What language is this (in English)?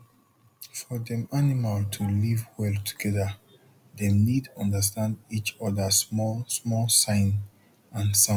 Nigerian Pidgin